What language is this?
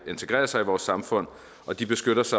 Danish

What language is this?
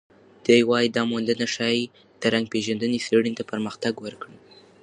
Pashto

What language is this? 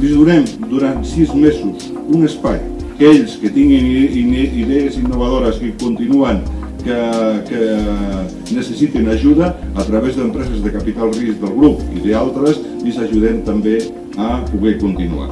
Catalan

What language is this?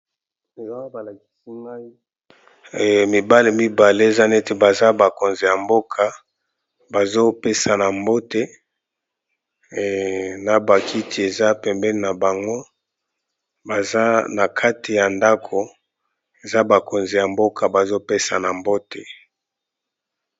Lingala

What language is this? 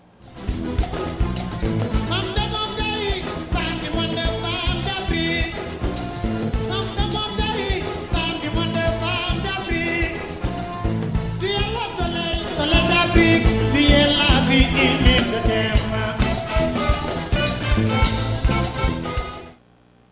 Fula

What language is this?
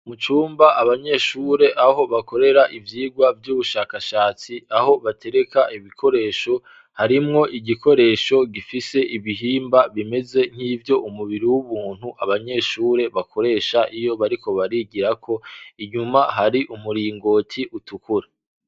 Rundi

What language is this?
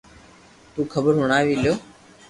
Loarki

